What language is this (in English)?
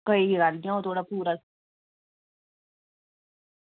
Dogri